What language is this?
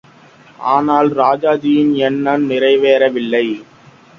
Tamil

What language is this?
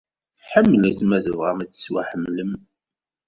Kabyle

